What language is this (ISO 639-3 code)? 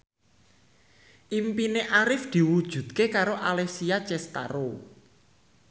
jav